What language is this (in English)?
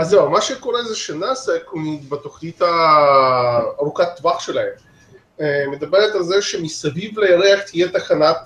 Hebrew